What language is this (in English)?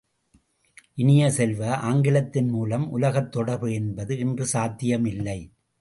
Tamil